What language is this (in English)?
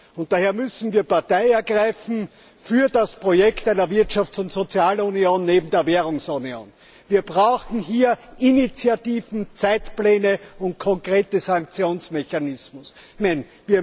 German